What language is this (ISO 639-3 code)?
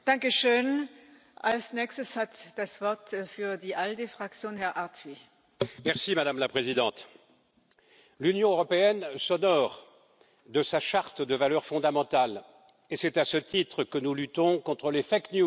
fra